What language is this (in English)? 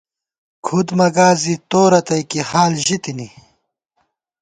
Gawar-Bati